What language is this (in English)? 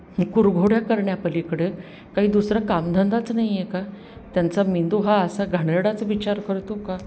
Marathi